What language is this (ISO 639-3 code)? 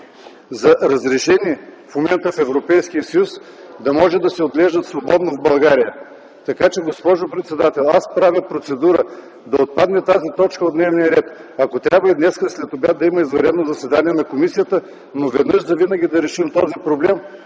bul